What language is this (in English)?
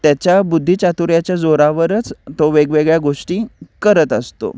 Marathi